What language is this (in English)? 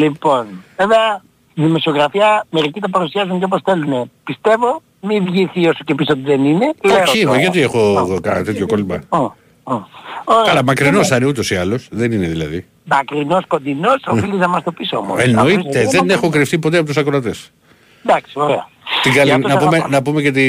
Greek